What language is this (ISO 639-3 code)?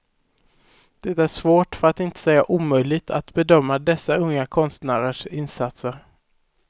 swe